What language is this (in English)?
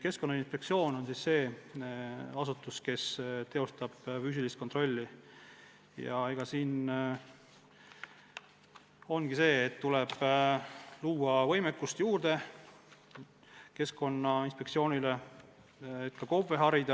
Estonian